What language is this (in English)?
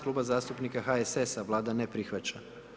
Croatian